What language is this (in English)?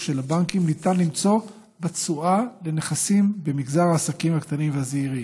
Hebrew